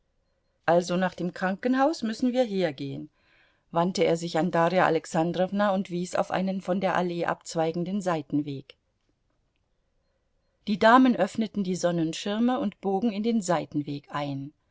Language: German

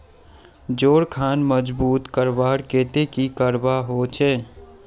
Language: Magahi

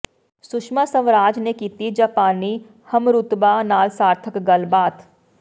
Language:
Punjabi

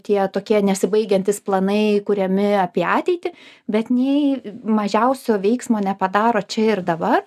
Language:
Lithuanian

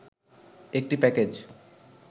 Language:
Bangla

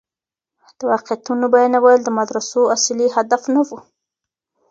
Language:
Pashto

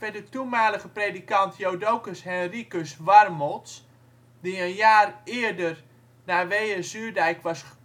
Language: Dutch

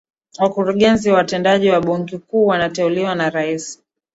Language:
Swahili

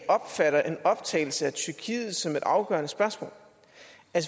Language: Danish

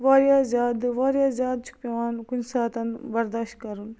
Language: Kashmiri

